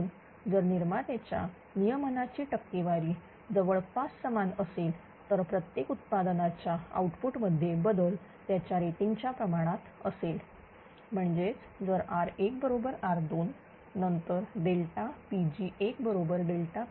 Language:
Marathi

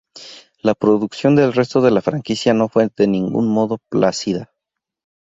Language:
Spanish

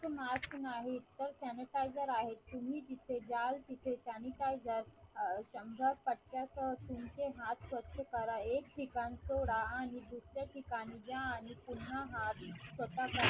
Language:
Marathi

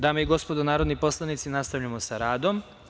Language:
Serbian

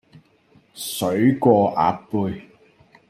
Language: Cantonese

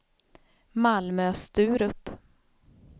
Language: Swedish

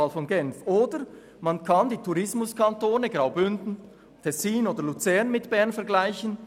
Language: Swiss German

